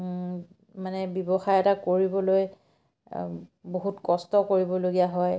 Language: Assamese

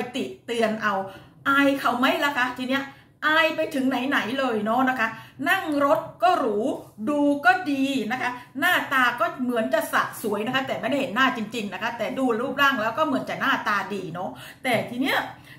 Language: Thai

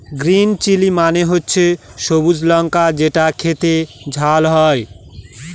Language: Bangla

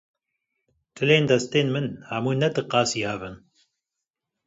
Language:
Kurdish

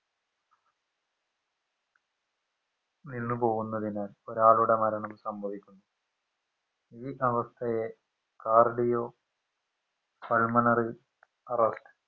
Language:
Malayalam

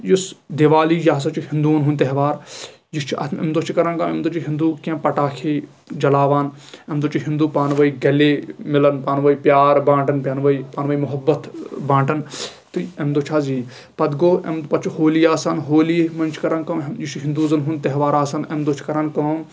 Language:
Kashmiri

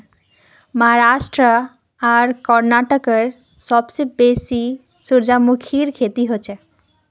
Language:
Magahi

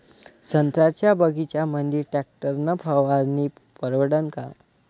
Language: Marathi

